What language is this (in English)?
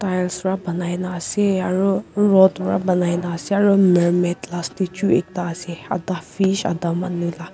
Naga Pidgin